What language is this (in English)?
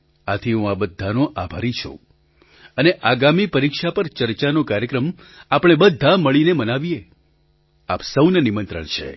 Gujarati